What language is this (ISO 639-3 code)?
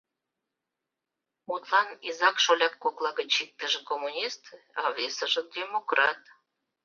chm